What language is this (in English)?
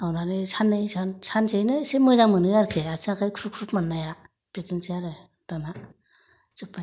Bodo